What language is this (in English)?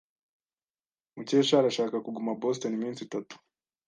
Kinyarwanda